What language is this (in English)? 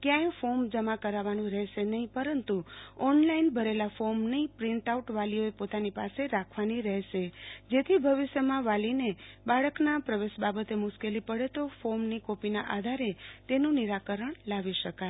Gujarati